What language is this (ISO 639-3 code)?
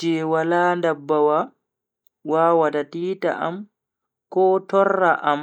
fui